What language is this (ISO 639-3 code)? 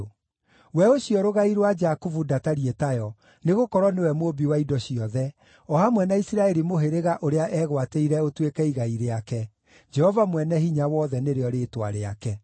kik